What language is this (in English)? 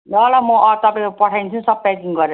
Nepali